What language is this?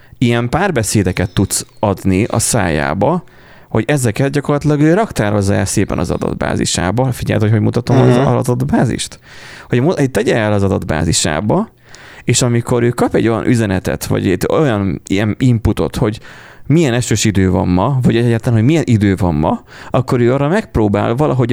Hungarian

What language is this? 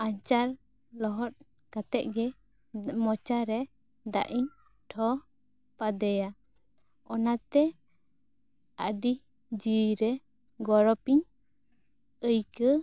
Santali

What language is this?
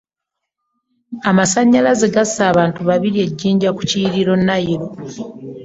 Ganda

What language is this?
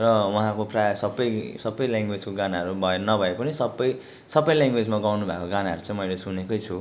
Nepali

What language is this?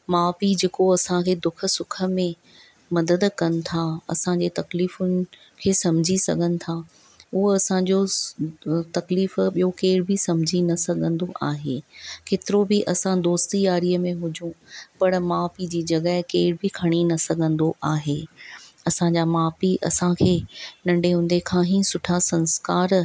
Sindhi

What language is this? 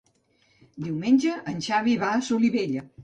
Catalan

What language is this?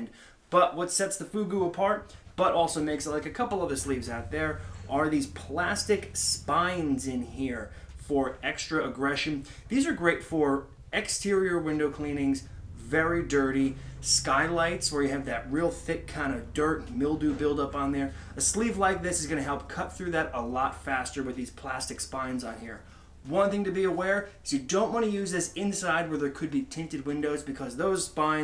English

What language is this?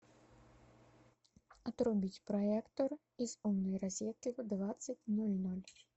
Russian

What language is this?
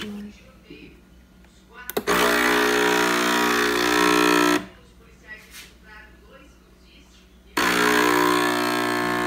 Portuguese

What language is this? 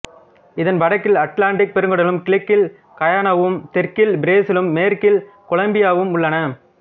Tamil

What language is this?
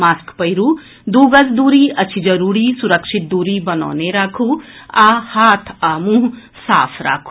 Maithili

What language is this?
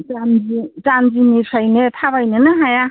Bodo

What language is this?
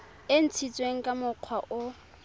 Tswana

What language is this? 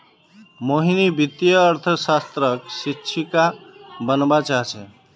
Magahi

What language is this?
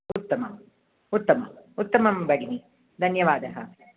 Sanskrit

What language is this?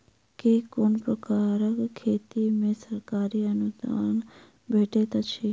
Maithili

